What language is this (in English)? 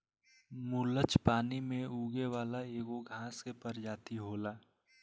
Bhojpuri